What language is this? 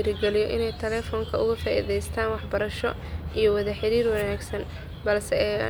Somali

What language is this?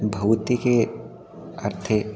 Sanskrit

